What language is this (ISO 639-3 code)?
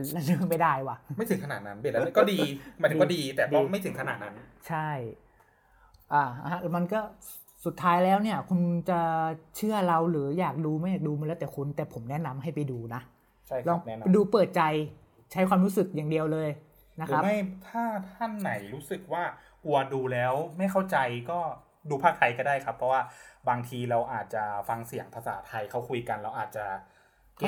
tha